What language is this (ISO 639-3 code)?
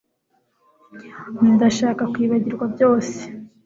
kin